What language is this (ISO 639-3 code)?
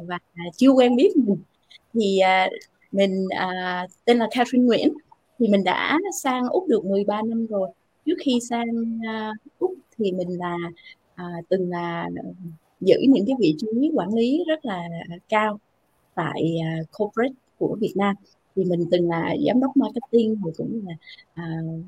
vie